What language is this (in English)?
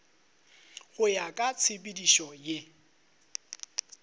Northern Sotho